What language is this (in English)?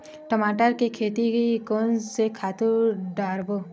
Chhattisgarhi